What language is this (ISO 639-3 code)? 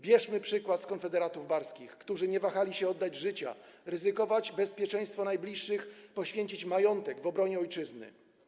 pol